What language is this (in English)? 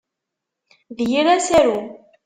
Kabyle